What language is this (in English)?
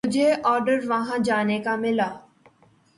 Urdu